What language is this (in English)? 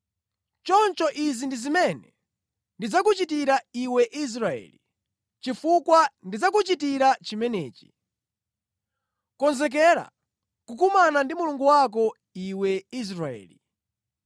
Nyanja